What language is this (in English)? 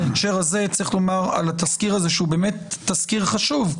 Hebrew